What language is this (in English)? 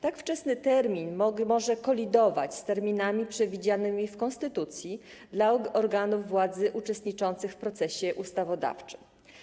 Polish